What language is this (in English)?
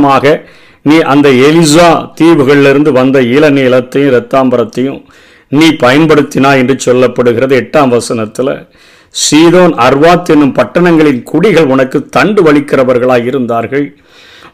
Tamil